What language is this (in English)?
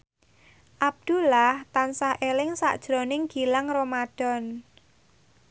Javanese